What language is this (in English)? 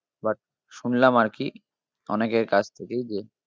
Bangla